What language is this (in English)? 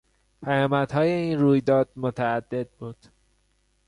Persian